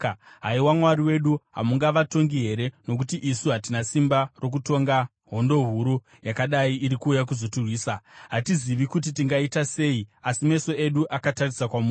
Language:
Shona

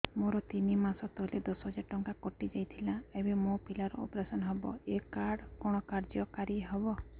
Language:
Odia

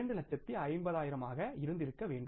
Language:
Tamil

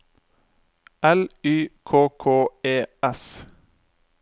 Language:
Norwegian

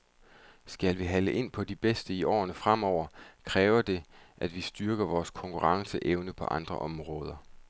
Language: Danish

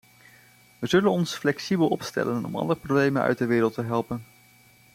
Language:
Dutch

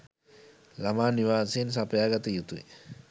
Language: Sinhala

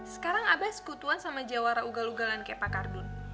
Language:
Indonesian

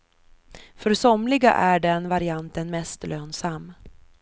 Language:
Swedish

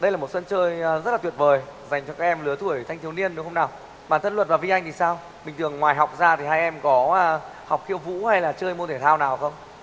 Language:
Vietnamese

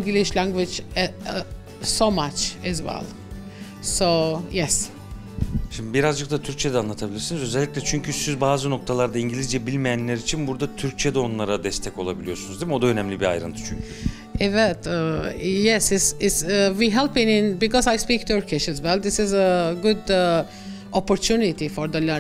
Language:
Turkish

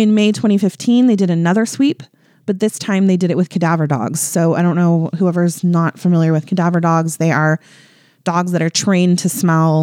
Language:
English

